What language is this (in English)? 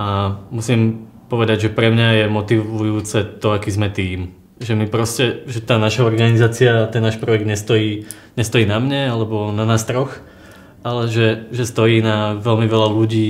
Slovak